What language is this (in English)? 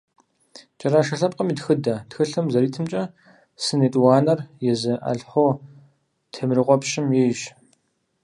Kabardian